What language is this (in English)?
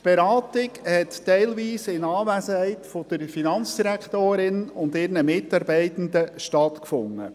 Swiss German